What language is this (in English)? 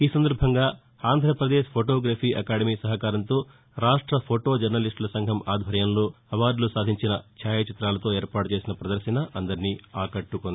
Telugu